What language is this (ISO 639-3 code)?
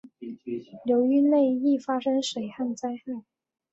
zho